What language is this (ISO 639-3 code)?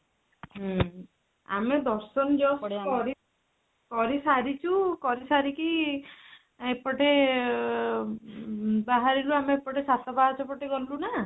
ori